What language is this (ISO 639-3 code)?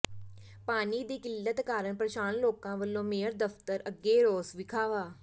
pan